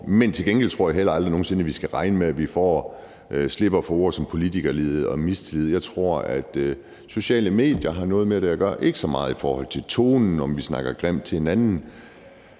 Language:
Danish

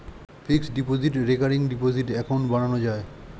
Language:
Bangla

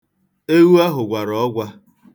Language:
Igbo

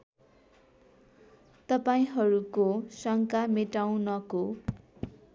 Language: Nepali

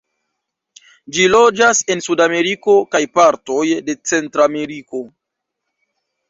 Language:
Esperanto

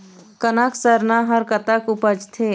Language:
Chhattisgarhi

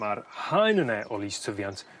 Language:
Welsh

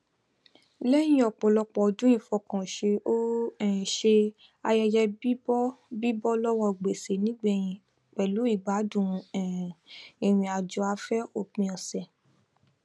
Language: Yoruba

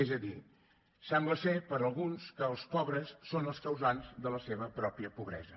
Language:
Catalan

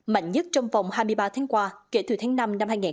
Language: Vietnamese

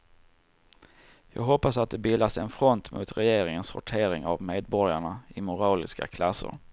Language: Swedish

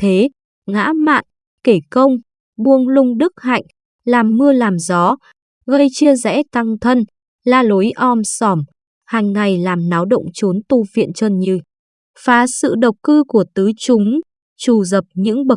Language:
Vietnamese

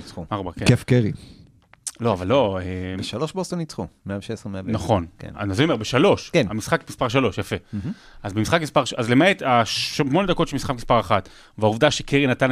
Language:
Hebrew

